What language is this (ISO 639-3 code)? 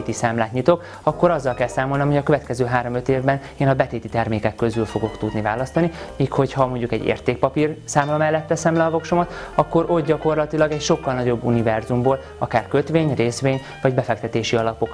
hun